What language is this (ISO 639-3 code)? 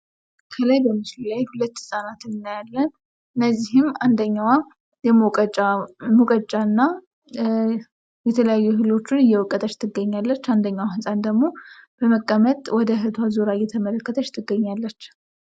amh